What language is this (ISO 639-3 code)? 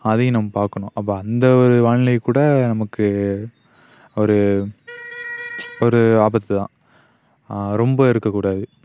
tam